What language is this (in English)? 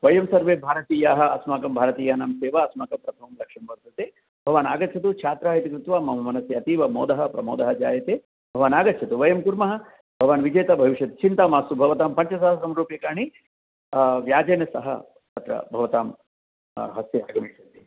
Sanskrit